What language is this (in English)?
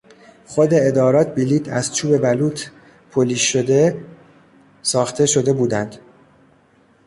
Persian